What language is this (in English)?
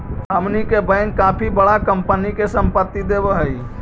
Magahi